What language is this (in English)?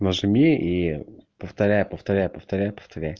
Russian